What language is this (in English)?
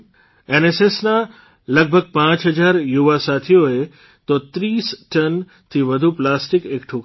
Gujarati